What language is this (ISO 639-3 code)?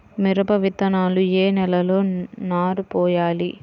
tel